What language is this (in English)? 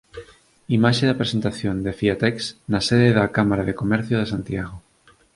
Galician